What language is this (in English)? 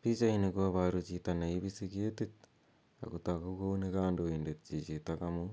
Kalenjin